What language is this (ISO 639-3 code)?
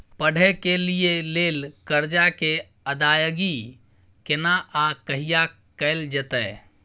mai